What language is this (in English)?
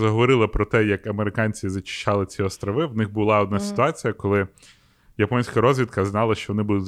Ukrainian